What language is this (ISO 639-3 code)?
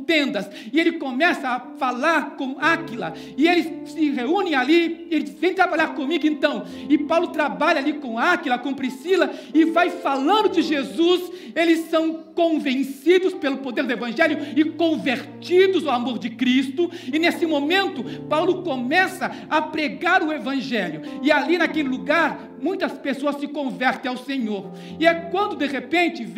por